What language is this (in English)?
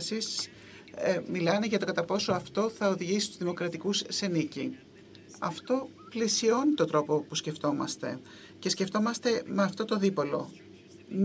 Greek